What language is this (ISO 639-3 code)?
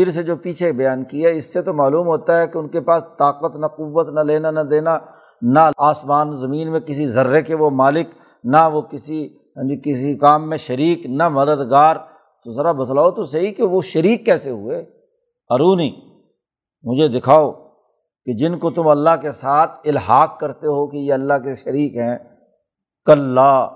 urd